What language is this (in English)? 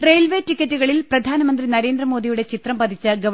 Malayalam